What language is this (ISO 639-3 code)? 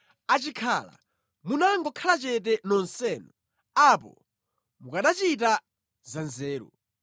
nya